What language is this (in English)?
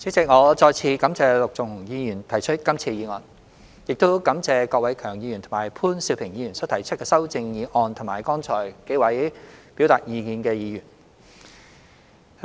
Cantonese